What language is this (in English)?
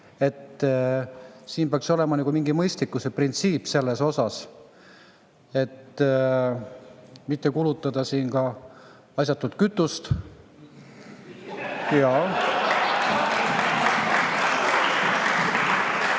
Estonian